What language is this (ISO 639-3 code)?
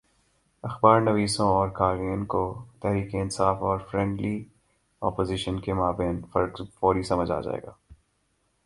urd